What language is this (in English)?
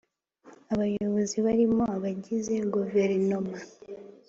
Kinyarwanda